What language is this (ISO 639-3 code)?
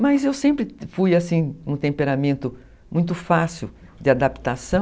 por